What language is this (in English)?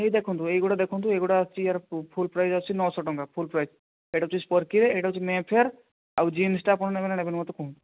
Odia